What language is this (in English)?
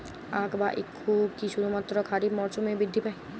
Bangla